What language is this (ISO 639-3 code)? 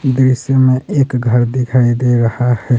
hin